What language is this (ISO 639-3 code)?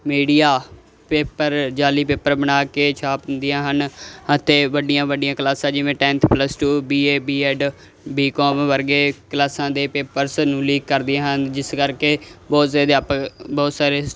pan